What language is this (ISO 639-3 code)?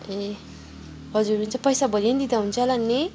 nep